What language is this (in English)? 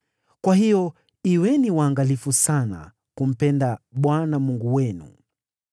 Swahili